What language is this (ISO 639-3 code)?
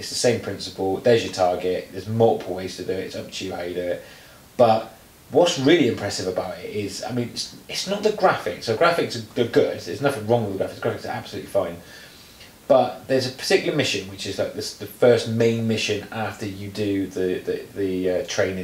eng